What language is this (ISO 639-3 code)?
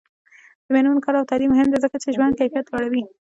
pus